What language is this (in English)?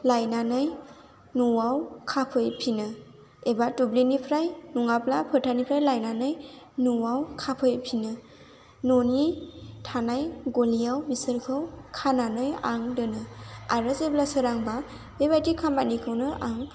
Bodo